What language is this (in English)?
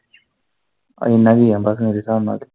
Punjabi